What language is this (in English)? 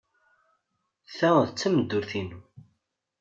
Kabyle